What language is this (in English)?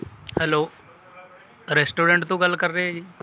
Punjabi